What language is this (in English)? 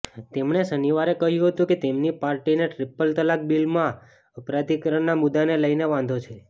Gujarati